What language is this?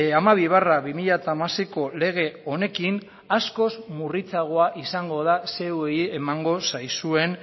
Basque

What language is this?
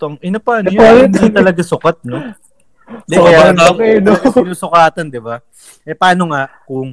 Filipino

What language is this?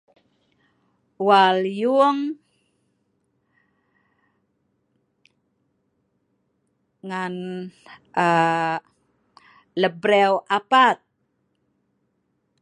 Sa'ban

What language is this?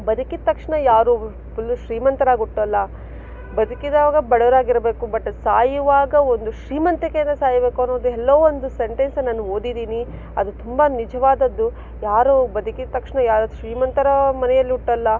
Kannada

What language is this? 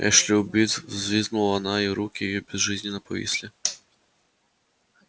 Russian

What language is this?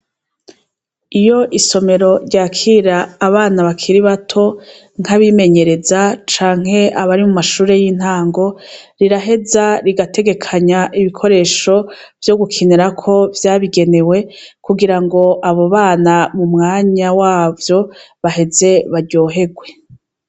Rundi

